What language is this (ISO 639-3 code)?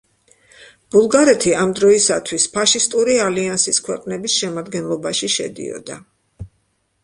kat